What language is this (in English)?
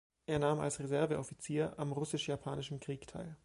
German